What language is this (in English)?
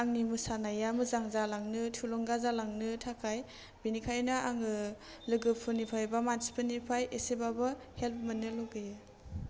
Bodo